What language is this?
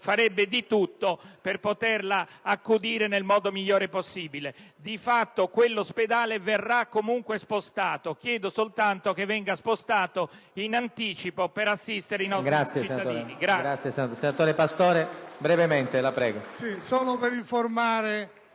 Italian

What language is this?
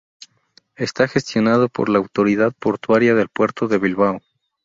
Spanish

